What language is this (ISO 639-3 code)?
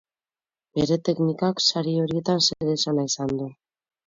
eus